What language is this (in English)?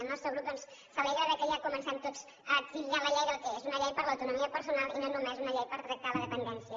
Catalan